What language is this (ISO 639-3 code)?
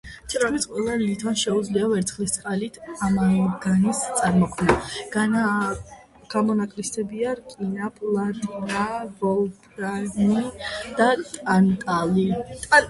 kat